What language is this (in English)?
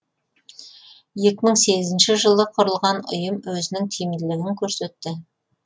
Kazakh